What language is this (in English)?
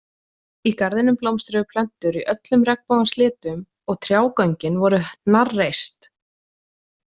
Icelandic